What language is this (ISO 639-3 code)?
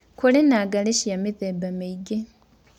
kik